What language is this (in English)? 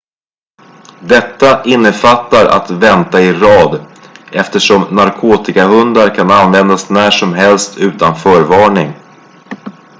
Swedish